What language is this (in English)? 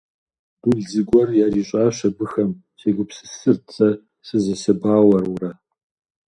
Kabardian